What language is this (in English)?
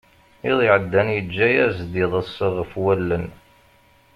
Kabyle